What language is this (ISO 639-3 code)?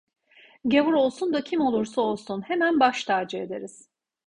tur